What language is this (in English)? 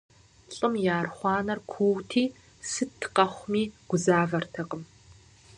Kabardian